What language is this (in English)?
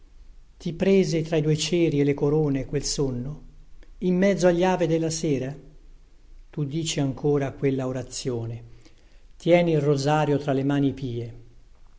Italian